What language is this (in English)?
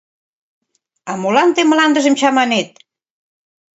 Mari